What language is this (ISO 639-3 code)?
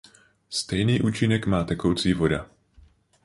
ces